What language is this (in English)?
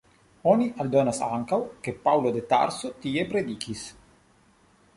Esperanto